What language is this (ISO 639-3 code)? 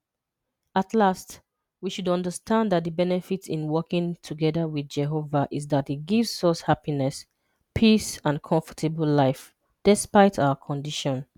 ibo